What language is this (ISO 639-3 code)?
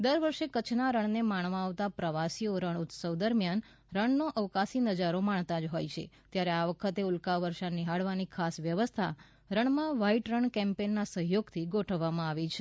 guj